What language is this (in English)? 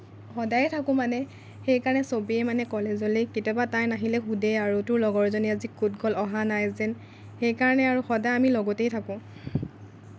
Assamese